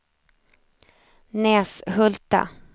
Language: Swedish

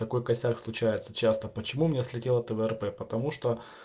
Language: Russian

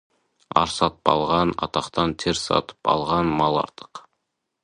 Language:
Kazakh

